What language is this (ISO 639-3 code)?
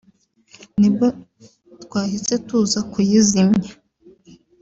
kin